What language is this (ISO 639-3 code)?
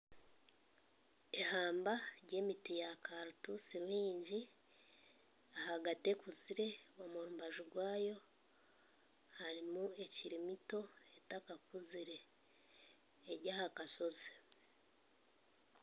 nyn